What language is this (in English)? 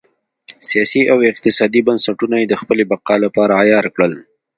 Pashto